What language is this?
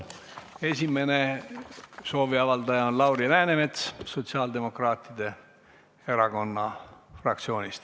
Estonian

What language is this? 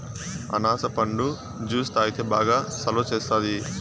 Telugu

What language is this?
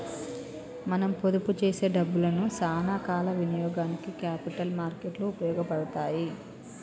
Telugu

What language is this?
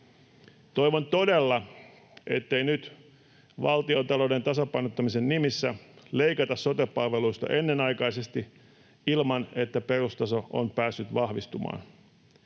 Finnish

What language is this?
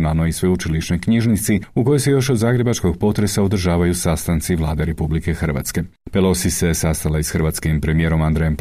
Croatian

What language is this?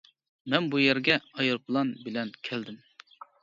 Uyghur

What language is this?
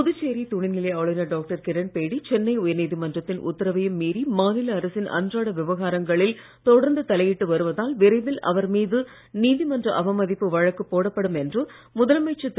Tamil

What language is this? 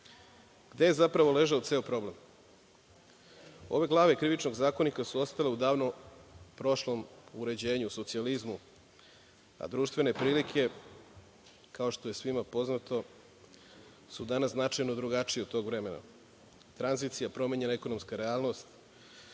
Serbian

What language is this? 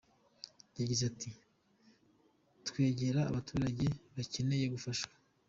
Kinyarwanda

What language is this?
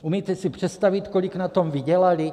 Czech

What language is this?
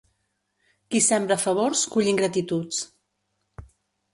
Catalan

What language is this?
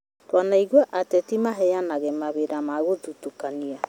Kikuyu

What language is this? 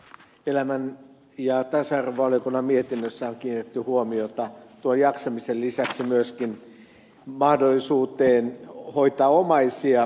Finnish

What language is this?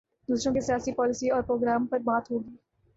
Urdu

